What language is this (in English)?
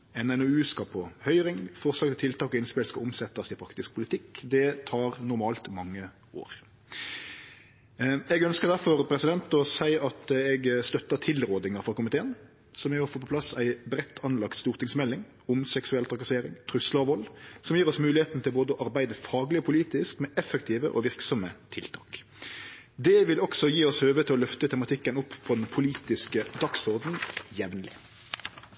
Norwegian Nynorsk